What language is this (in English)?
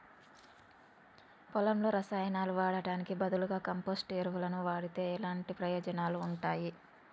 Telugu